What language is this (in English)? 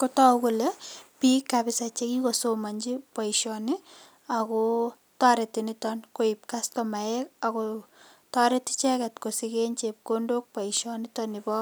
Kalenjin